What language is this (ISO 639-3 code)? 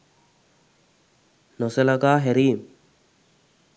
sin